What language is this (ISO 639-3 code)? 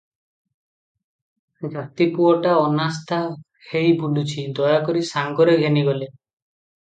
ori